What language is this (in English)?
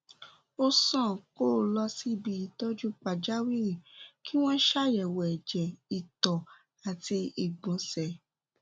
Yoruba